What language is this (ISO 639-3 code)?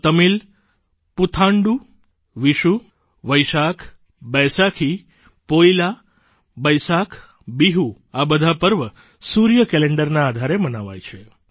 guj